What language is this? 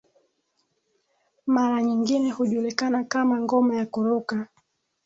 Swahili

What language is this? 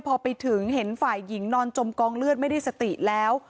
Thai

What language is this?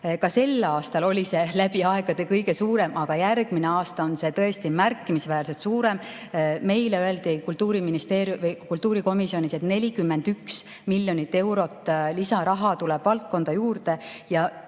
Estonian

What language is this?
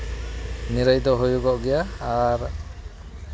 Santali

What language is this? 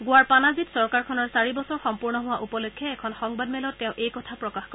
Assamese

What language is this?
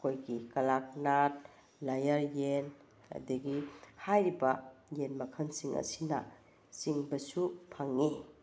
Manipuri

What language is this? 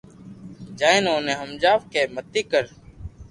Loarki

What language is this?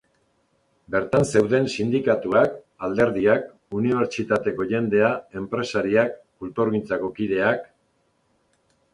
Basque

